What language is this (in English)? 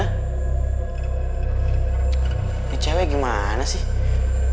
Indonesian